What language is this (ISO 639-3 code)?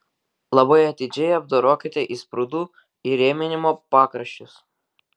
lit